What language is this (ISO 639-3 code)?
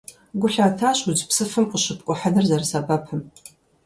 kbd